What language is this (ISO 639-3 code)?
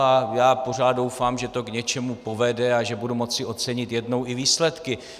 ces